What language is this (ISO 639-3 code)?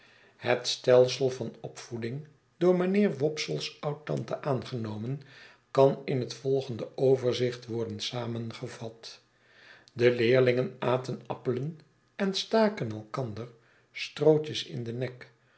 nld